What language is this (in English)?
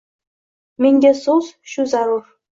Uzbek